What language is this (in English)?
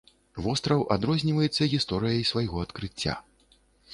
Belarusian